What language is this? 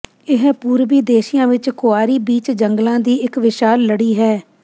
Punjabi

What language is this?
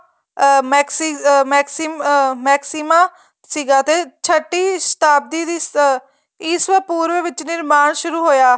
Punjabi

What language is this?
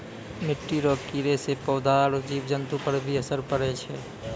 Maithili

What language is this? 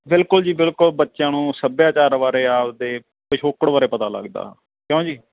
Punjabi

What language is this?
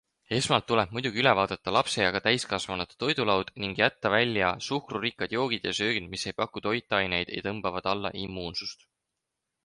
Estonian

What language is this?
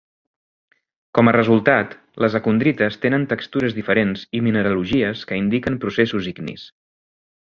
Catalan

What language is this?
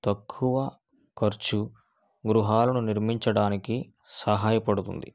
Telugu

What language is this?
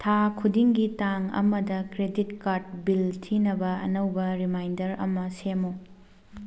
Manipuri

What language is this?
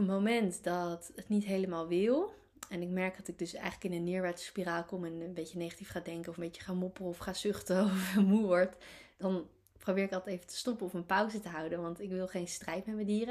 Dutch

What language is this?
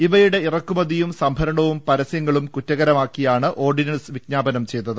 Malayalam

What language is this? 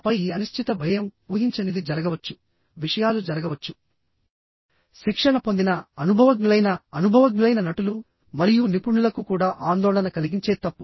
Telugu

